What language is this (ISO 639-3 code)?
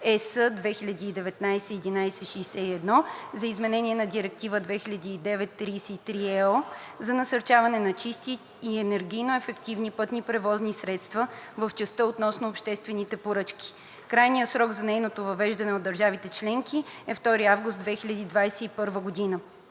bul